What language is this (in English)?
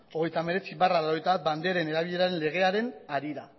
Basque